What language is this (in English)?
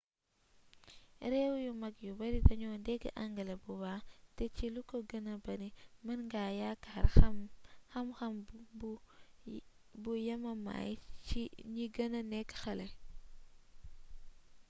Wolof